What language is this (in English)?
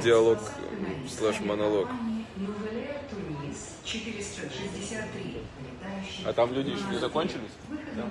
Russian